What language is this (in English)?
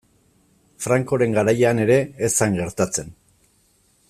Basque